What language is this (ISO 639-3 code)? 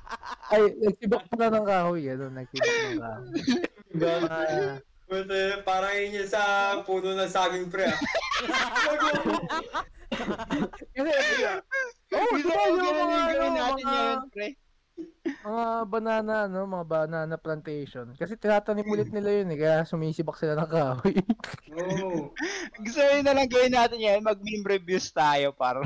fil